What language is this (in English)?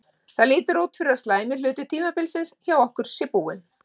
Icelandic